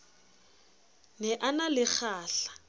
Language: Southern Sotho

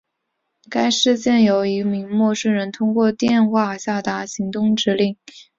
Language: Chinese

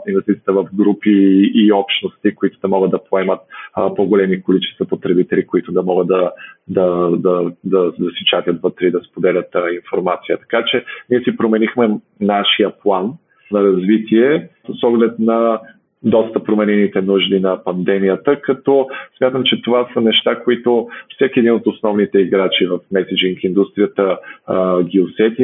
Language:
Bulgarian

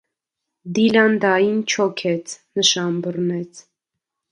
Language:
Armenian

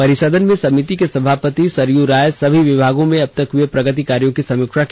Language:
Hindi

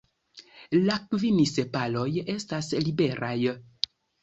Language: Esperanto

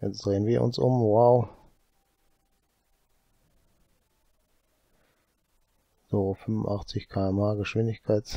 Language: German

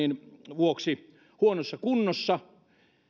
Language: Finnish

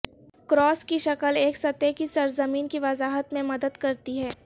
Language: Urdu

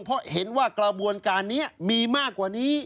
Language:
Thai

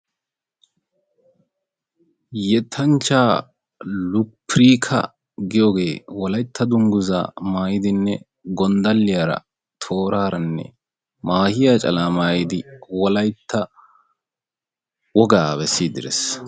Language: Wolaytta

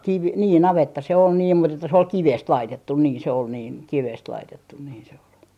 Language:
Finnish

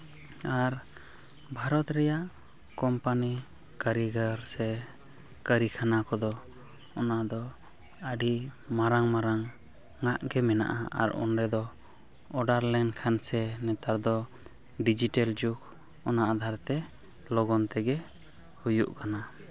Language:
Santali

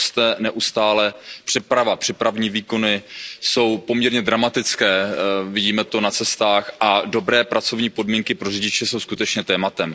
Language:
Czech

